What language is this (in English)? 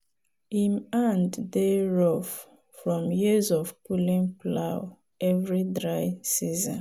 Nigerian Pidgin